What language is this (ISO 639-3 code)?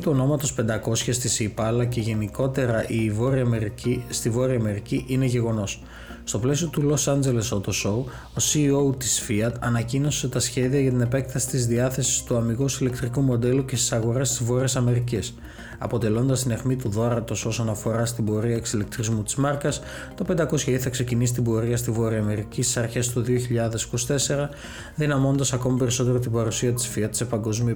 ell